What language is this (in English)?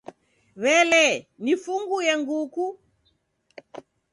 Taita